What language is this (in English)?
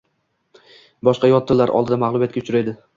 Uzbek